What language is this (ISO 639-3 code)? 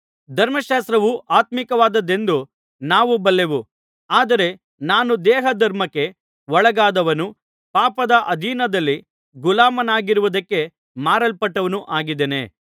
kan